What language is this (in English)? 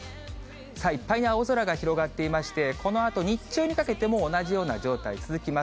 Japanese